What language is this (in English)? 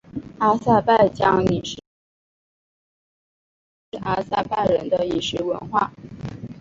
Chinese